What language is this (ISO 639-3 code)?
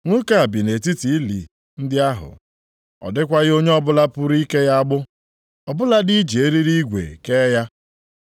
ibo